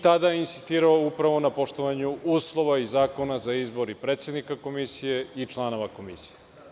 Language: Serbian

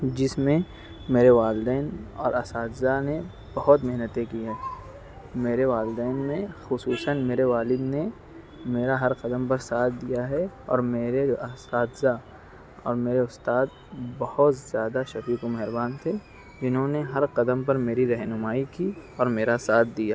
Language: Urdu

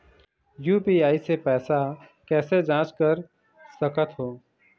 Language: Chhattisgarhi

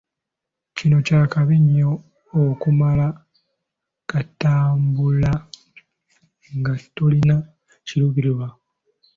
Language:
Ganda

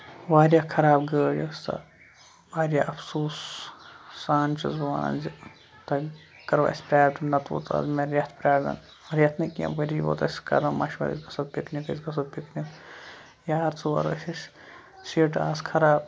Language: Kashmiri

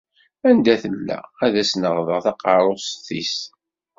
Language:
Kabyle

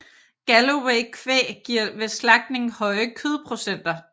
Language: Danish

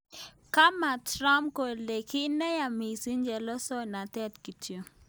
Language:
Kalenjin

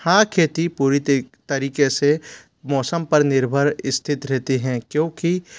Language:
Hindi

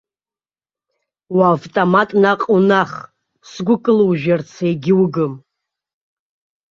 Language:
Abkhazian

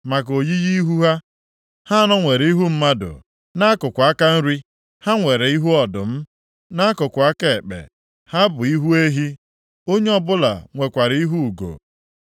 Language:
Igbo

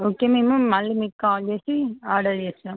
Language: Telugu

